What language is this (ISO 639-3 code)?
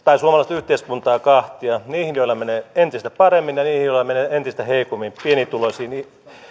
fin